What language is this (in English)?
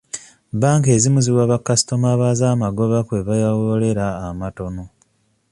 Ganda